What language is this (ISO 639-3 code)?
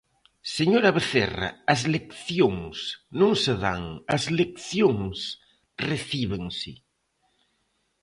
glg